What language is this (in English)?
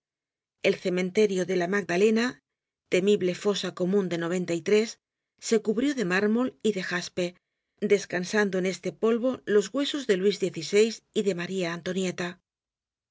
Spanish